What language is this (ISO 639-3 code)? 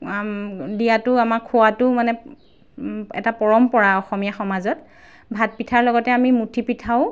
asm